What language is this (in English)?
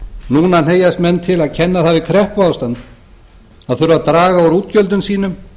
Icelandic